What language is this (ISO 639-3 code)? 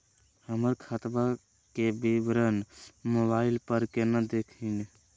mag